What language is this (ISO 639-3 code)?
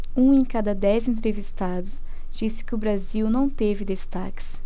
por